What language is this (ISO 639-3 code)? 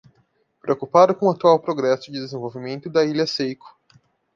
por